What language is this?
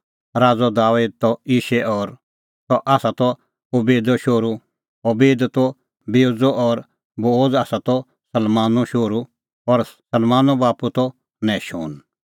Kullu Pahari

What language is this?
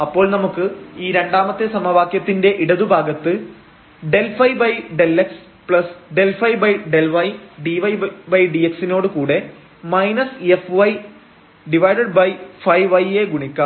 Malayalam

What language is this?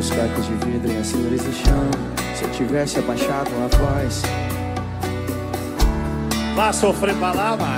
Portuguese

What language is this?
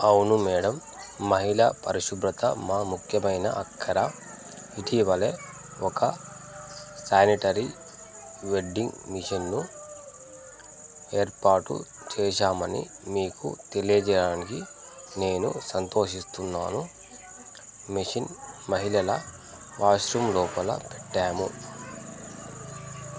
Telugu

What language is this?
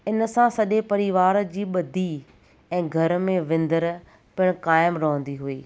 Sindhi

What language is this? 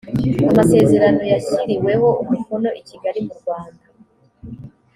Kinyarwanda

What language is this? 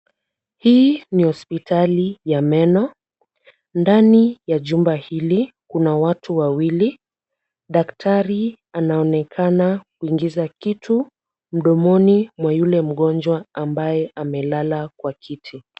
Swahili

